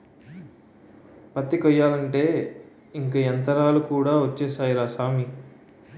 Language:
Telugu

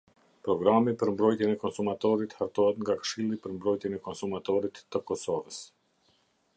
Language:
Albanian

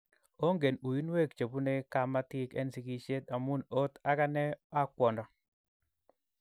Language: Kalenjin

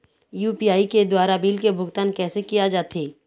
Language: Chhattisgarhi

